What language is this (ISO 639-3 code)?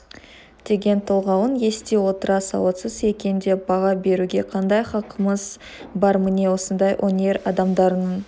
kaz